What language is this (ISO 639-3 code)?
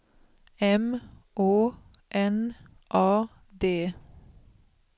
swe